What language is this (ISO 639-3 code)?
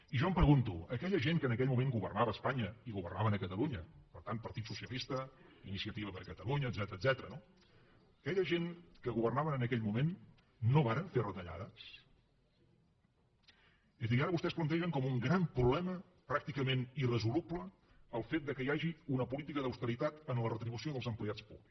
cat